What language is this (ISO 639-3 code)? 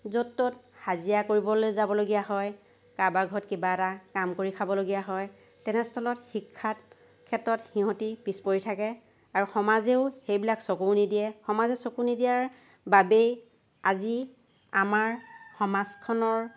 asm